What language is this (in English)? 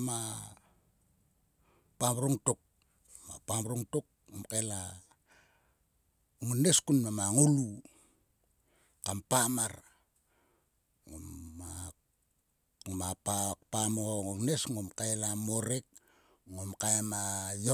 Sulka